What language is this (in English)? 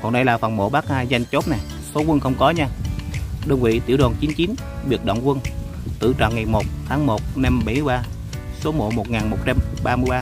Vietnamese